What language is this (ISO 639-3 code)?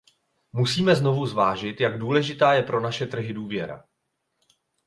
ces